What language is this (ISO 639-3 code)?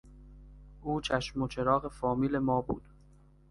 fas